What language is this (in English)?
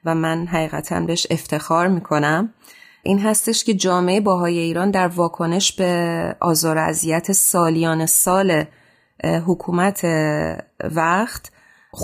Persian